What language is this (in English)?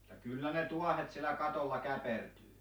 Finnish